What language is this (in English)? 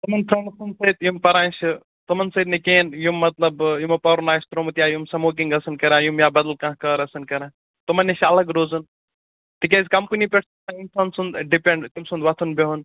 Kashmiri